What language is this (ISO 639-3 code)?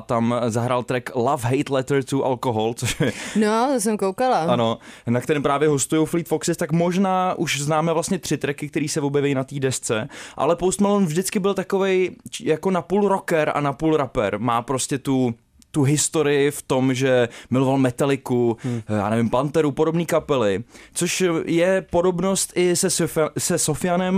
ces